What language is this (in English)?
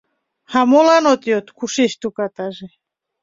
Mari